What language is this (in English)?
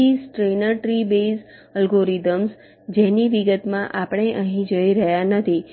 Gujarati